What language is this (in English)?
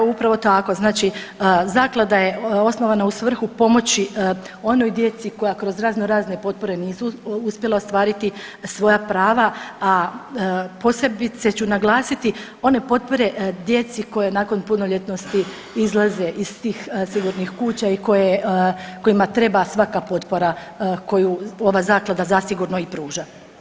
Croatian